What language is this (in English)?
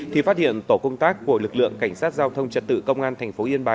Vietnamese